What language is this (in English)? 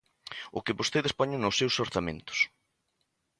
Galician